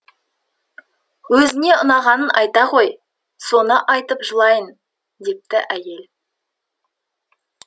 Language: Kazakh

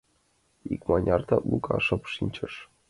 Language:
Mari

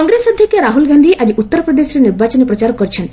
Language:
Odia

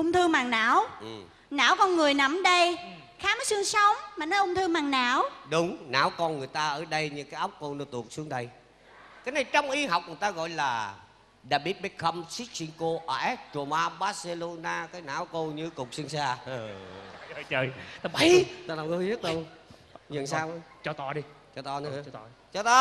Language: Vietnamese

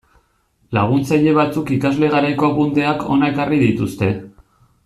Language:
Basque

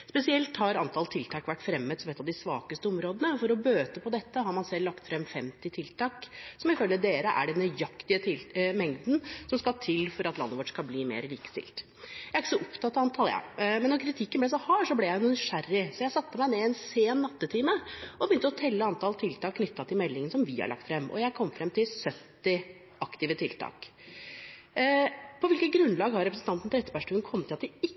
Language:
Norwegian Bokmål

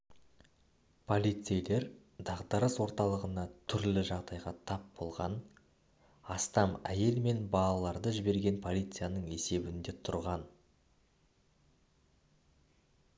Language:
Kazakh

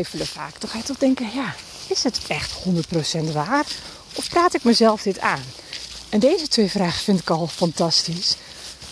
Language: Dutch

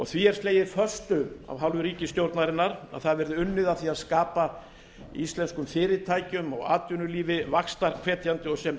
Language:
Icelandic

